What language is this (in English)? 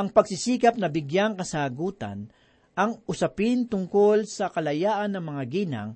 Filipino